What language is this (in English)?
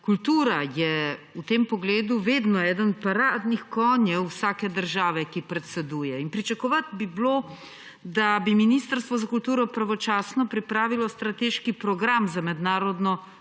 Slovenian